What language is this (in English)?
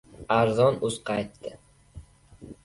Uzbek